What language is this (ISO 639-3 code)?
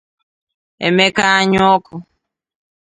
ibo